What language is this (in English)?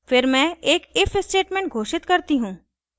Hindi